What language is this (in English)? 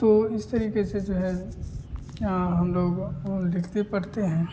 Hindi